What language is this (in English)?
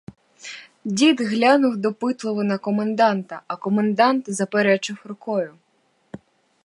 Ukrainian